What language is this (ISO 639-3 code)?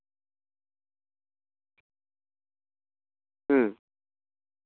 sat